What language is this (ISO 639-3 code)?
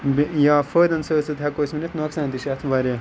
kas